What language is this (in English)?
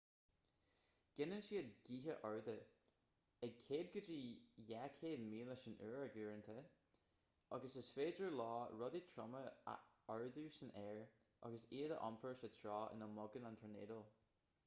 Irish